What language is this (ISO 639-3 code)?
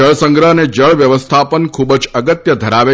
guj